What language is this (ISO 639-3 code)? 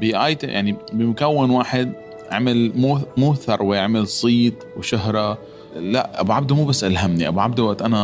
ara